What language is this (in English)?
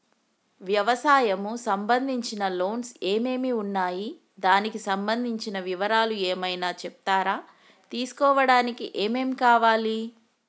Telugu